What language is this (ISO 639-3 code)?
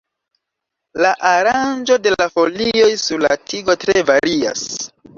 epo